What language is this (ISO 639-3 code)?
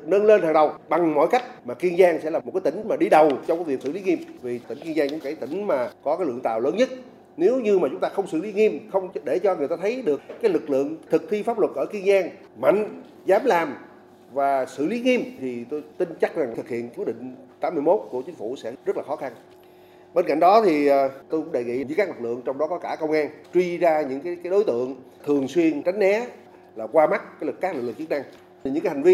vie